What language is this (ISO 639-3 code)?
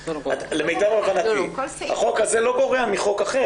heb